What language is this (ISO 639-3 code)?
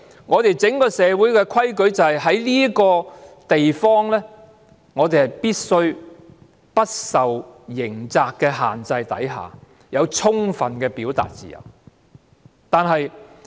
yue